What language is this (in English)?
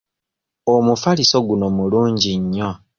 Ganda